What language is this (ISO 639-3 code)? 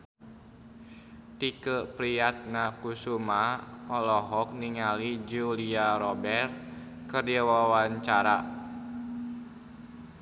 sun